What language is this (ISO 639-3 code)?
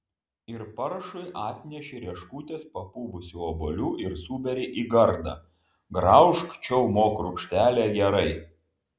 lit